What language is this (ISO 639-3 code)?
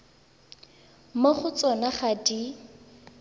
tsn